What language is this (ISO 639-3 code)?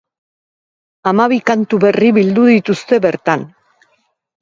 eus